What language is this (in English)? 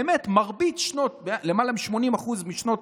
Hebrew